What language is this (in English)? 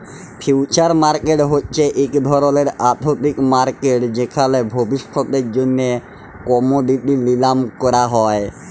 Bangla